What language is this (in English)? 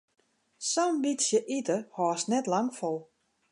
Western Frisian